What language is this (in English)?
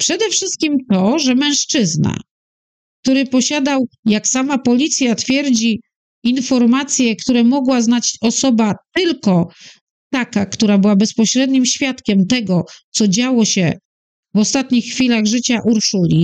Polish